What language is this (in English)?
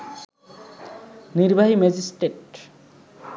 Bangla